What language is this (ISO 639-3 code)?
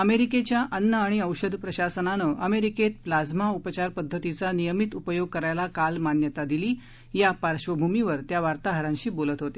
mar